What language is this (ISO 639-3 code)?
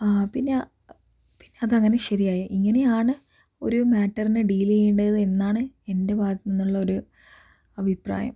mal